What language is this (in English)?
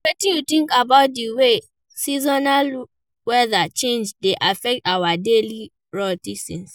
Nigerian Pidgin